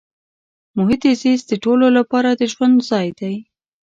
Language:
Pashto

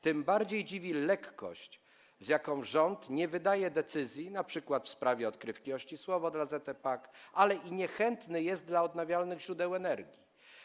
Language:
Polish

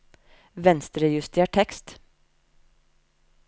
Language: Norwegian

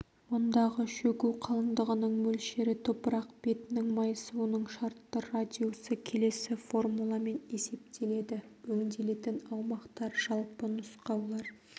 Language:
Kazakh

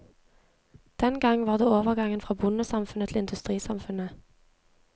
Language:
Norwegian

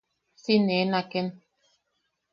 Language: Yaqui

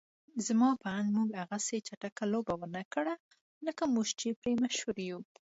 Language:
Pashto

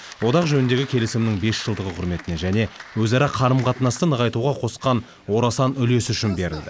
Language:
Kazakh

